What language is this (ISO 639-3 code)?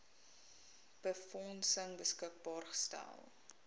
afr